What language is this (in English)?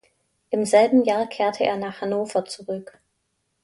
German